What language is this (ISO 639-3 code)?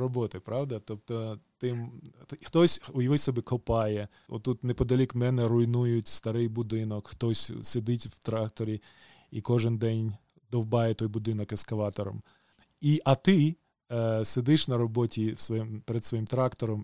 ukr